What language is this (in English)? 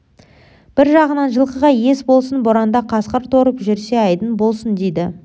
Kazakh